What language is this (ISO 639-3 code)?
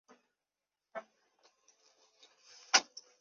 zho